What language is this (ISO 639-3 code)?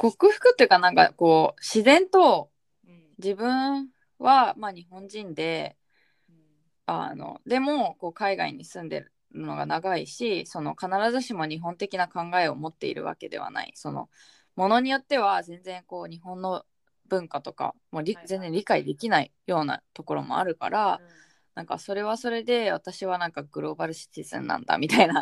jpn